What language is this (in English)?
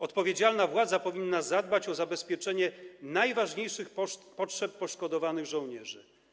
Polish